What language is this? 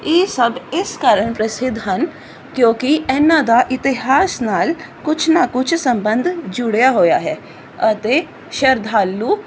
Punjabi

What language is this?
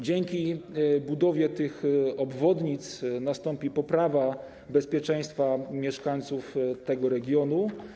Polish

